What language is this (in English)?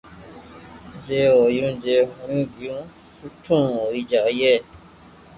Loarki